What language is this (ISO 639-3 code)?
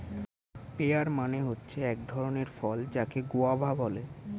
ben